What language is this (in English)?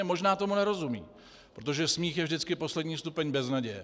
Czech